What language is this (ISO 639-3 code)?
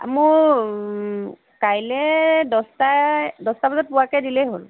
asm